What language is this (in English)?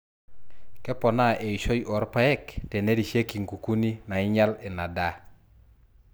Masai